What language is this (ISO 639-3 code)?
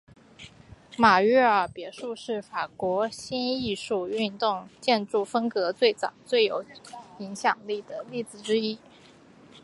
zho